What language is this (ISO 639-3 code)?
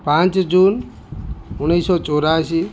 ori